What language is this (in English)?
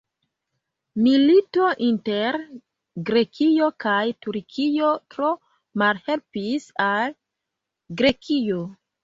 Esperanto